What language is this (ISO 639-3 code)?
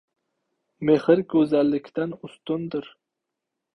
uzb